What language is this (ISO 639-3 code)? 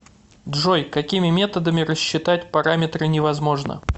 rus